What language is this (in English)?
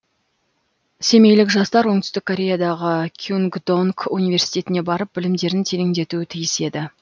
Kazakh